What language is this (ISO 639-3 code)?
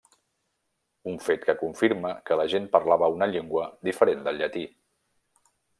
cat